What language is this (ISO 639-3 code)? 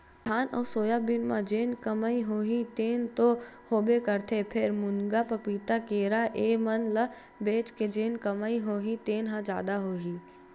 hne